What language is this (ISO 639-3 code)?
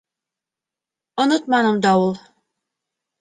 bak